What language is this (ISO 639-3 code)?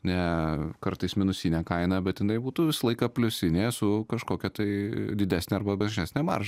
lit